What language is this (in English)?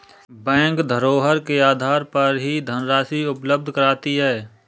Hindi